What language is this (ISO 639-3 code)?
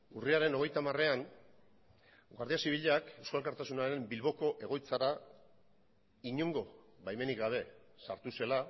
eus